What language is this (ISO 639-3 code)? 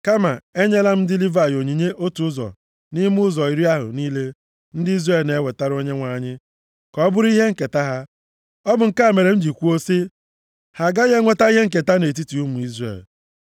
ibo